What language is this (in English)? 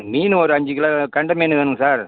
Tamil